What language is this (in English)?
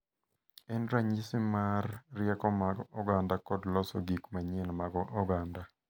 Luo (Kenya and Tanzania)